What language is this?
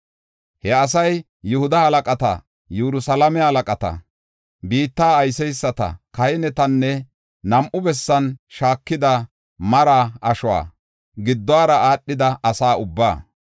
Gofa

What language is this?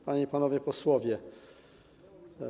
Polish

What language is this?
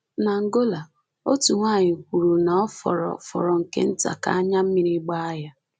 Igbo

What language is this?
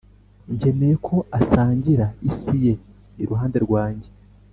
Kinyarwanda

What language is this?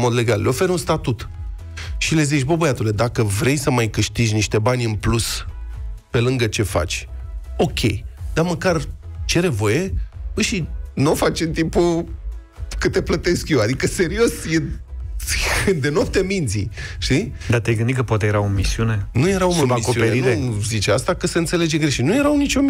Romanian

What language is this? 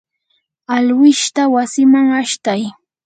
Yanahuanca Pasco Quechua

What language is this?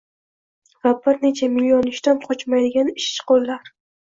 Uzbek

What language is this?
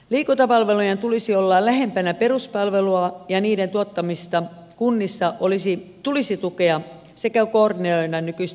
Finnish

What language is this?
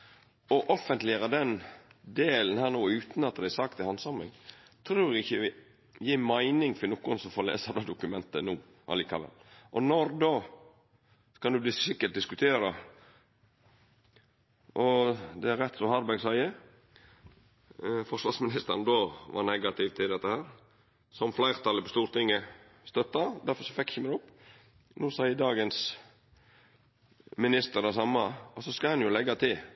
Norwegian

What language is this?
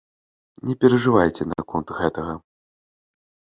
Belarusian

